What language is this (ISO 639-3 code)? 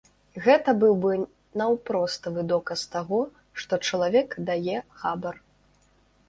bel